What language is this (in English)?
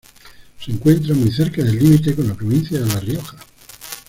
Spanish